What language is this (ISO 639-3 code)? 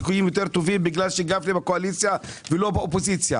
heb